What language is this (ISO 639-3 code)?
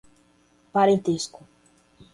por